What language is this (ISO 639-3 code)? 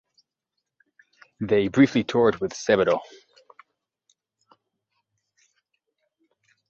eng